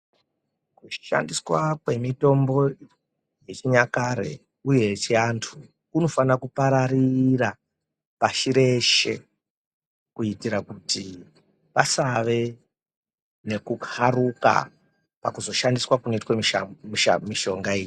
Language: Ndau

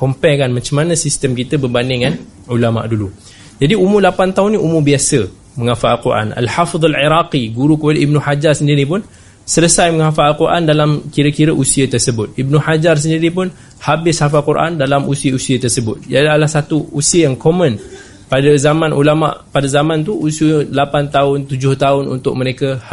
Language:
Malay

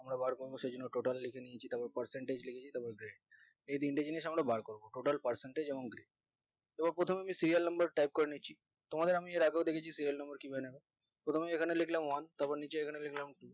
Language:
Bangla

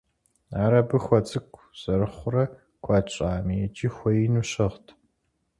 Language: Kabardian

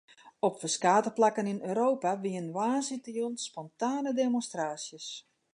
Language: Western Frisian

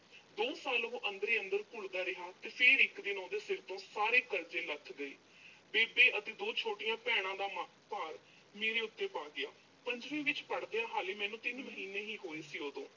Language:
Punjabi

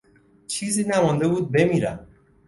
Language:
Persian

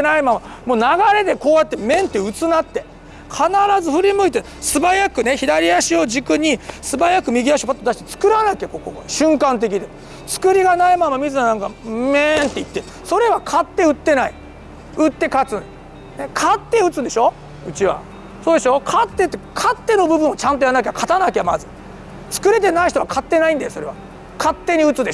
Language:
Japanese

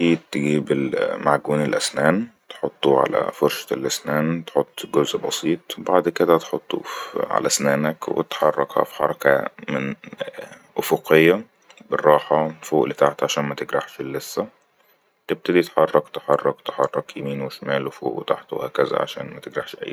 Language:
Egyptian Arabic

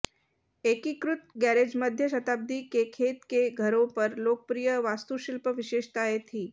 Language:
Hindi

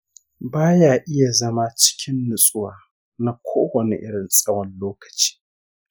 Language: Hausa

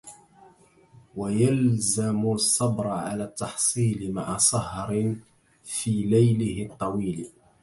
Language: Arabic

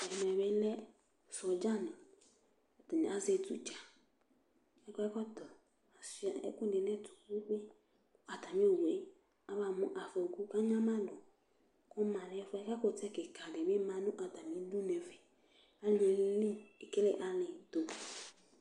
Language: Ikposo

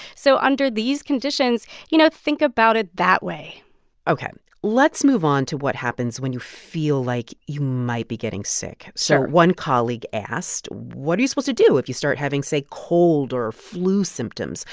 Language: English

